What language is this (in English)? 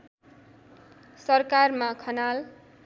Nepali